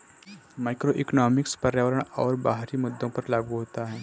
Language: Hindi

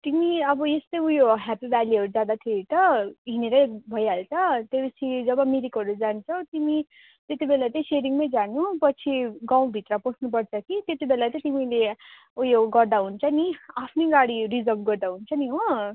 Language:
Nepali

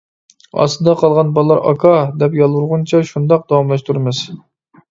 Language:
Uyghur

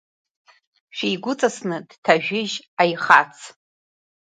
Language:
Abkhazian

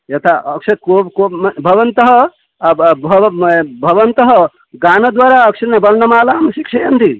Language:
Sanskrit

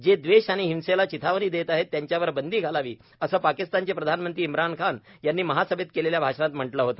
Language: Marathi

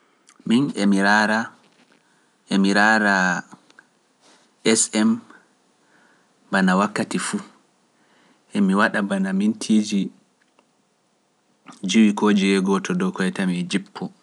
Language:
Pular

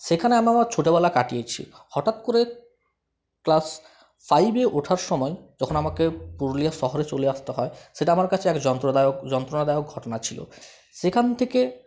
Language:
Bangla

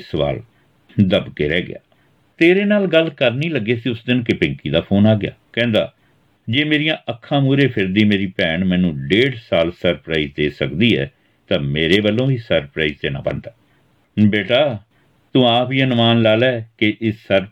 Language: Punjabi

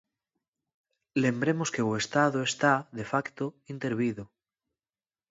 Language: Galician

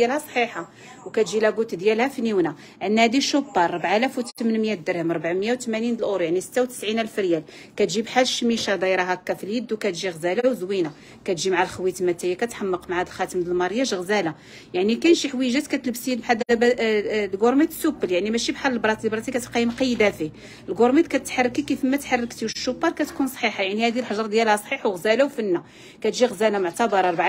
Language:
Arabic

